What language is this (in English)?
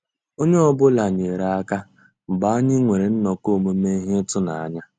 Igbo